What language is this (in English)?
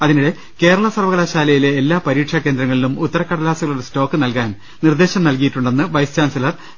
Malayalam